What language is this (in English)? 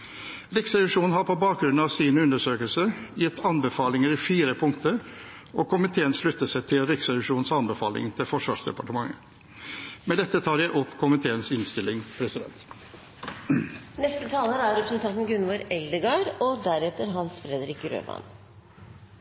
Norwegian